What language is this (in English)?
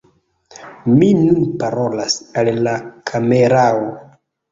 Esperanto